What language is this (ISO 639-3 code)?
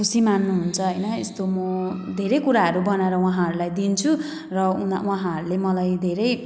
nep